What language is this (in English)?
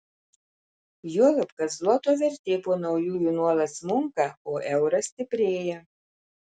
Lithuanian